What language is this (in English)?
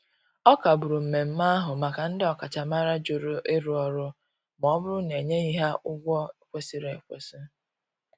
Igbo